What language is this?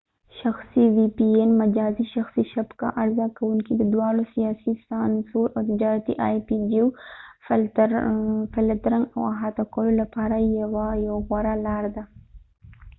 Pashto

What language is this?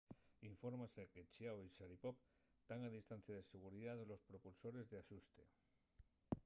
Asturian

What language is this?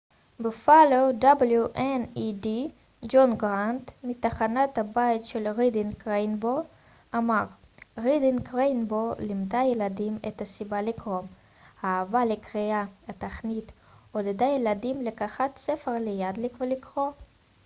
Hebrew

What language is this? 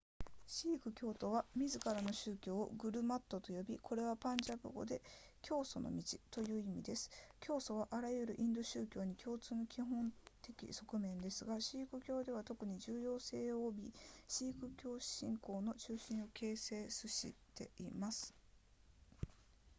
Japanese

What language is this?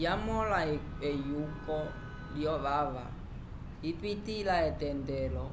Umbundu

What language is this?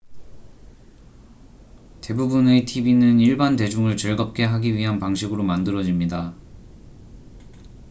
Korean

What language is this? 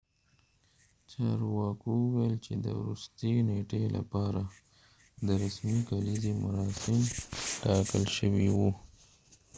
Pashto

